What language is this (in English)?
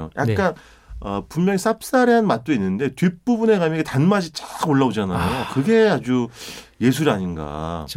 Korean